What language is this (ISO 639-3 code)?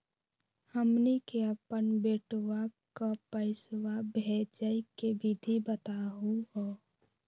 mag